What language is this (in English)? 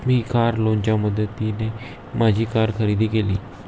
Marathi